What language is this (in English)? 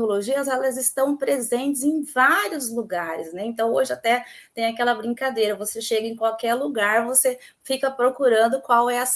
Portuguese